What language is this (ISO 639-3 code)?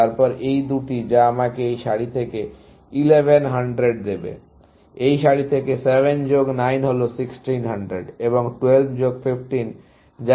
ben